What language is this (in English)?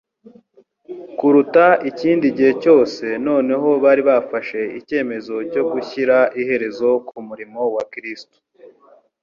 Kinyarwanda